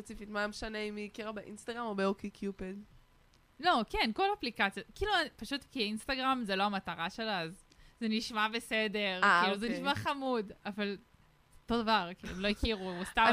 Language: Hebrew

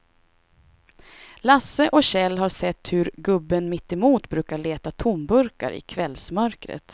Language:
Swedish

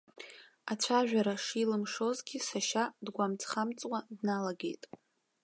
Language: Abkhazian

